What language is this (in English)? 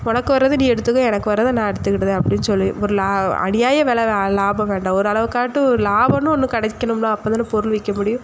Tamil